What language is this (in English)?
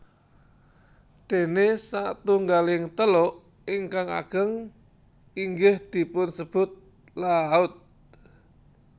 Javanese